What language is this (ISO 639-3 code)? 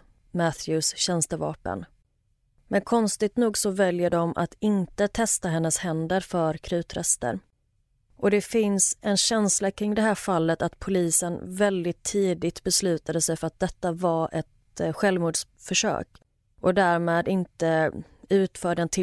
swe